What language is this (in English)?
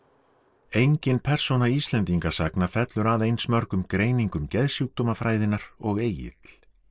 Icelandic